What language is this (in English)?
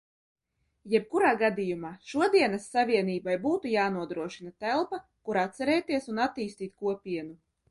Latvian